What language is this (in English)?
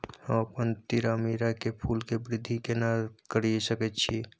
Maithili